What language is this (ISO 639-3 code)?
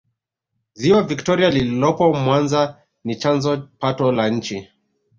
swa